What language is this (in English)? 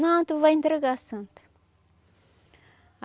Portuguese